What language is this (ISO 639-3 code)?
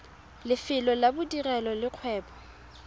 tsn